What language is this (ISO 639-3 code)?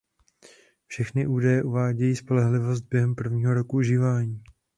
ces